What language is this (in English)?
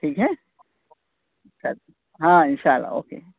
Urdu